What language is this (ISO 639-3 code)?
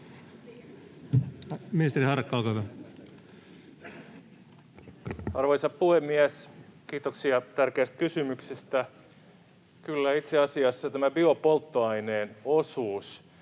fin